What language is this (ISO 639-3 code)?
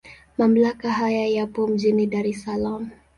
swa